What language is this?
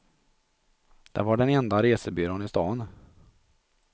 Swedish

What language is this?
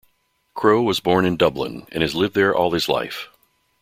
English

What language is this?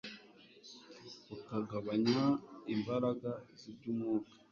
Kinyarwanda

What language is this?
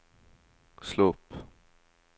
Norwegian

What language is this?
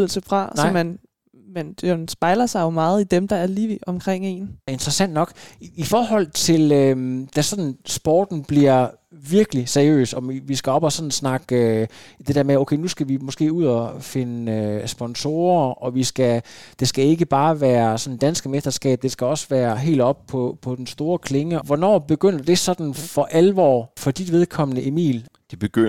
Danish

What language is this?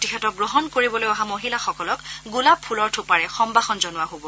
Assamese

